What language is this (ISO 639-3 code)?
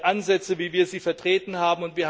deu